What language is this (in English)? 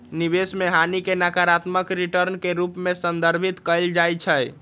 Magahi